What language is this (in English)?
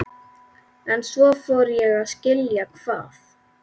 Icelandic